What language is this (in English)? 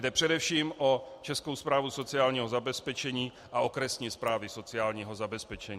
Czech